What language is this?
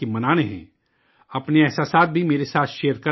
Urdu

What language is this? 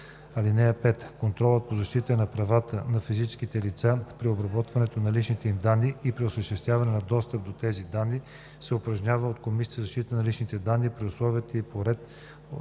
Bulgarian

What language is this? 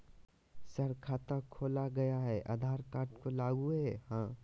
Magahi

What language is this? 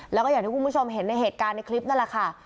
Thai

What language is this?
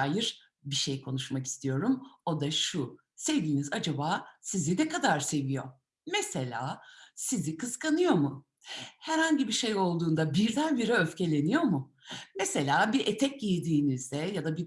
Turkish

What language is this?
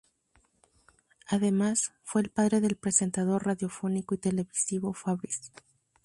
Spanish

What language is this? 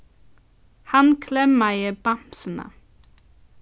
Faroese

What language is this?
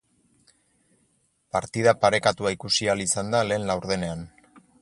Basque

